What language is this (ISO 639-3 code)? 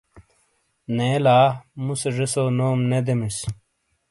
scl